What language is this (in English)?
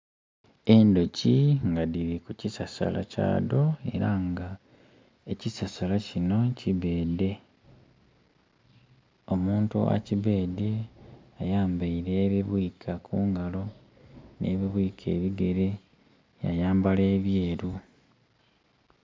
Soga